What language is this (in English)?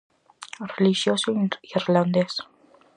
Galician